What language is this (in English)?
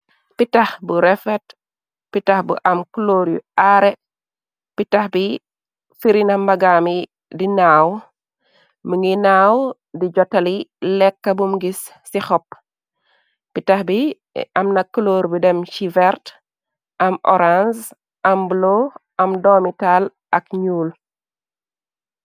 Wolof